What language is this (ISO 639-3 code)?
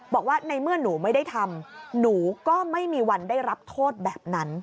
tha